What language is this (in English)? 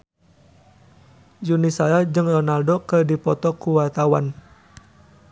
Sundanese